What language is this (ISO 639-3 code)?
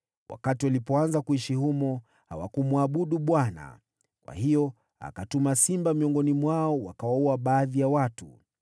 swa